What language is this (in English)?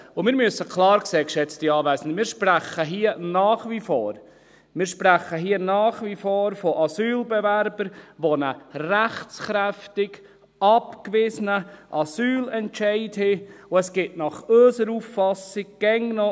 Swiss German